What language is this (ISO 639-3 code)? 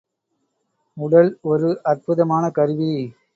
tam